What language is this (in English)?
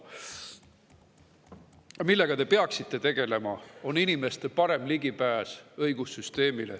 Estonian